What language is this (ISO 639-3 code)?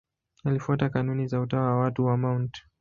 swa